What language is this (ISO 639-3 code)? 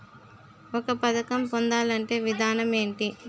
tel